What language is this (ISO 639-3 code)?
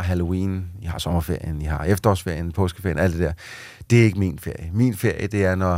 dan